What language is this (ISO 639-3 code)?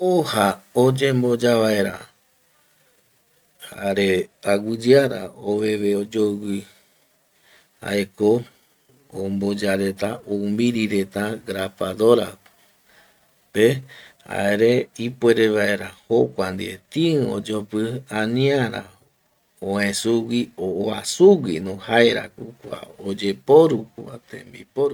gui